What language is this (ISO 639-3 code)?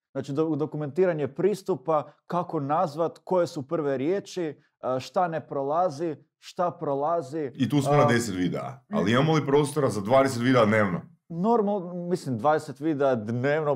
hrv